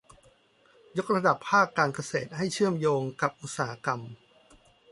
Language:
Thai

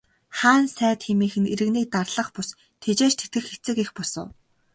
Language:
Mongolian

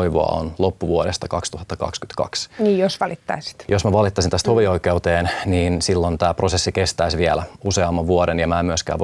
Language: Finnish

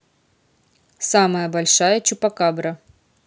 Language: Russian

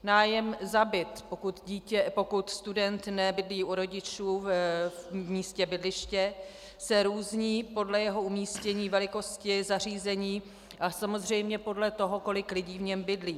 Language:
Czech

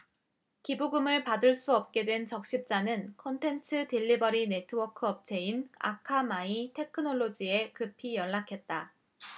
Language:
Korean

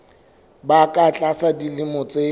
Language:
Southern Sotho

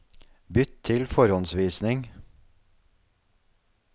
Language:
Norwegian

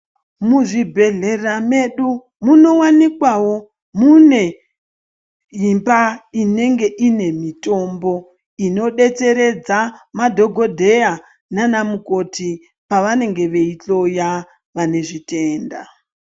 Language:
Ndau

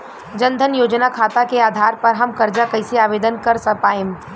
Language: Bhojpuri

